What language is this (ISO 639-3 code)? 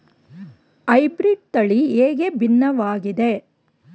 kan